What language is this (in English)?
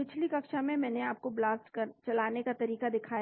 Hindi